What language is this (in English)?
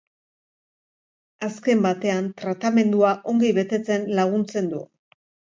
Basque